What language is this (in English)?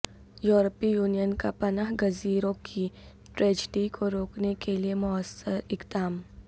Urdu